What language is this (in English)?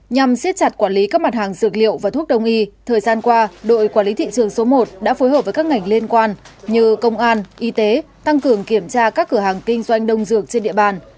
Vietnamese